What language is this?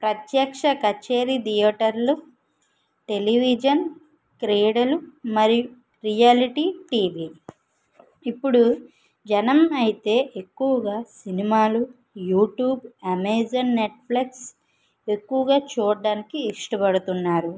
Telugu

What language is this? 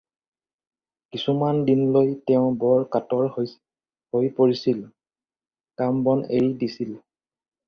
Assamese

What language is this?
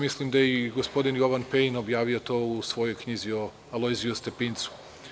Serbian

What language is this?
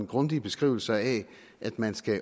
Danish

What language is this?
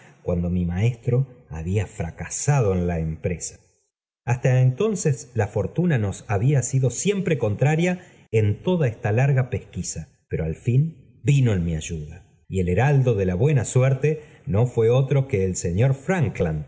Spanish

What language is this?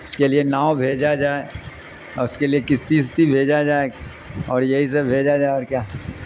Urdu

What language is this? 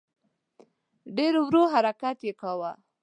Pashto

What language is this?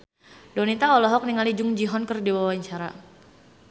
Sundanese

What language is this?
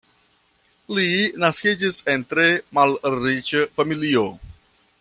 Esperanto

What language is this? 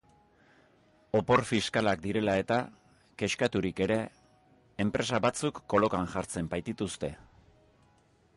Basque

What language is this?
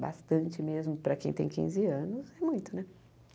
Portuguese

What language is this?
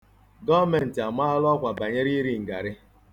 Igbo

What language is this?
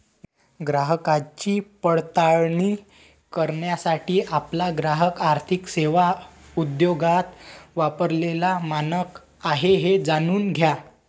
Marathi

